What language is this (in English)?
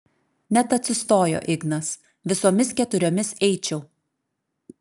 Lithuanian